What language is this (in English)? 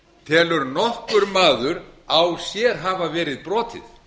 Icelandic